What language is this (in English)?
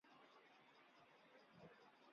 Chinese